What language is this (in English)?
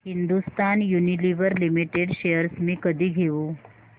Marathi